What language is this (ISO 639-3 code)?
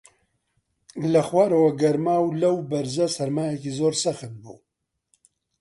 ckb